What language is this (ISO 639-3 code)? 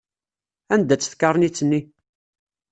kab